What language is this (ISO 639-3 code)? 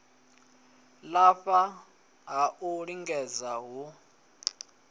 ven